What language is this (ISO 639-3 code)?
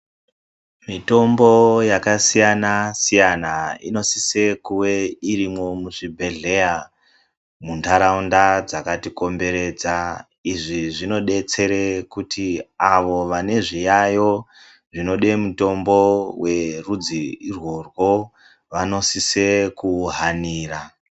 ndc